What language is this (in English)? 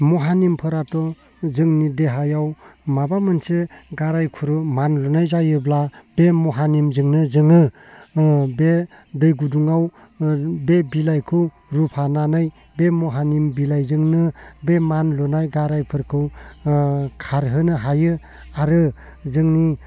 Bodo